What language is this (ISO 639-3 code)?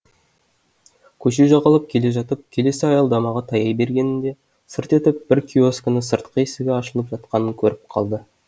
kaz